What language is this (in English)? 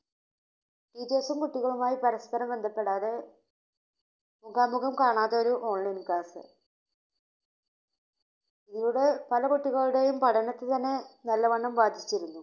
Malayalam